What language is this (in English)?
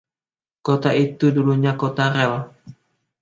Indonesian